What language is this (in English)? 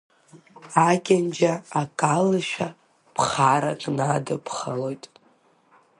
Abkhazian